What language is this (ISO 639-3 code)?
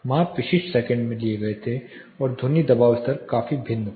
hin